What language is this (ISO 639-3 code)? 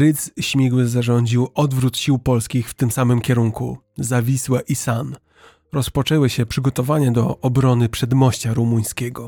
pol